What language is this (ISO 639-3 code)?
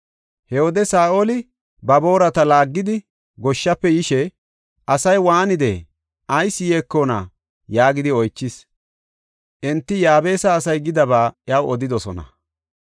gof